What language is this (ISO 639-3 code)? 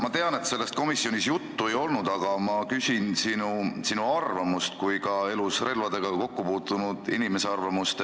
est